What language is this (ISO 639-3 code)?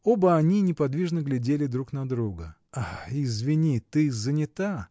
rus